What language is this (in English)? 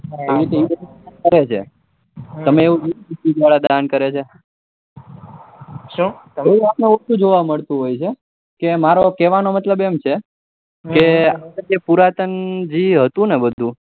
Gujarati